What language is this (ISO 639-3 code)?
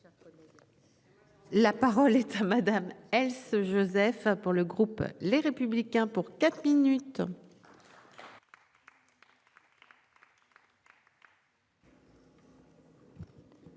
fra